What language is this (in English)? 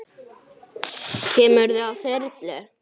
Icelandic